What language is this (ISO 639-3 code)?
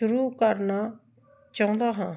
pan